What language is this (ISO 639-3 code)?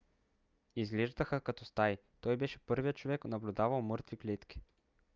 bul